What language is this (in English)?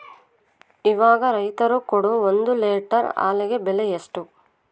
Kannada